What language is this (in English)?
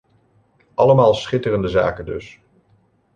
Dutch